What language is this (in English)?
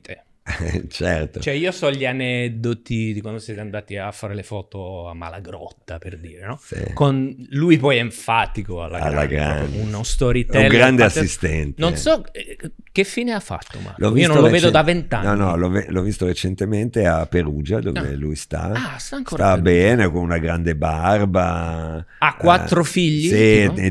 Italian